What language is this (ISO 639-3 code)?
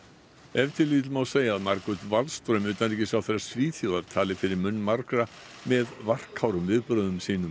isl